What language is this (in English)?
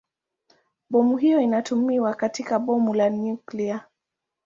Swahili